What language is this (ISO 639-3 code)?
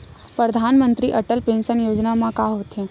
hne